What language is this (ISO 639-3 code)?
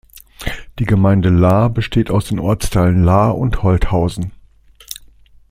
deu